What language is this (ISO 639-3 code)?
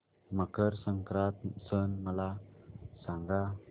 mar